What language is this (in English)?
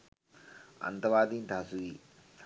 Sinhala